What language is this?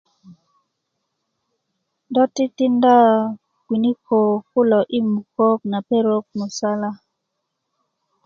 Kuku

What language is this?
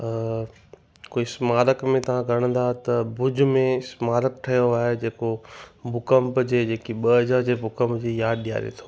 Sindhi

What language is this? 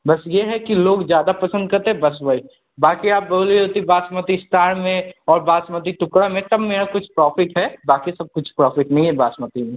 Hindi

